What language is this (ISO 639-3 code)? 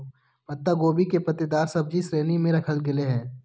mag